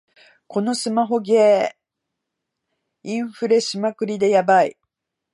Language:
Japanese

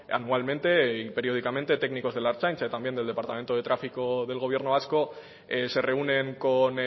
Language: Spanish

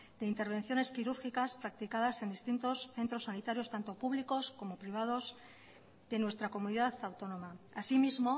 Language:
Spanish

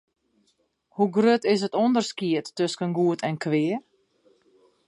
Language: Western Frisian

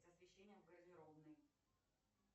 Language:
Russian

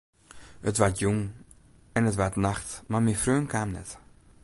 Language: Western Frisian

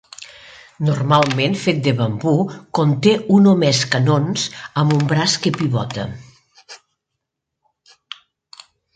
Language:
Catalan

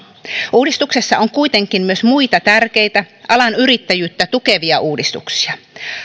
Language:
Finnish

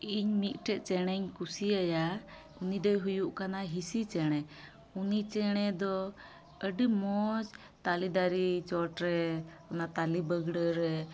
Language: Santali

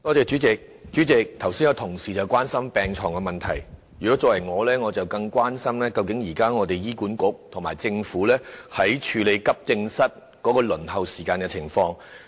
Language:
Cantonese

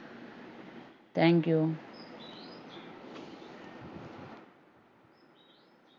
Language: Malayalam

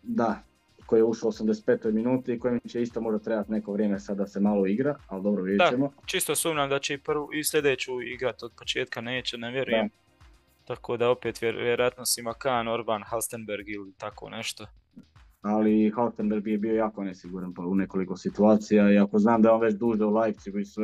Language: Croatian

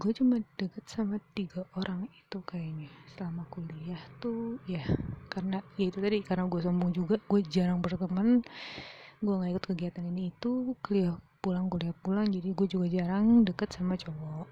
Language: Indonesian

